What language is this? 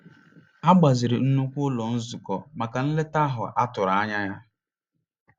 Igbo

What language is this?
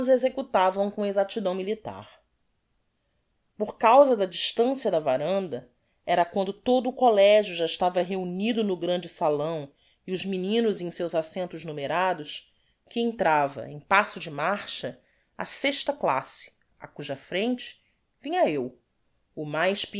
Portuguese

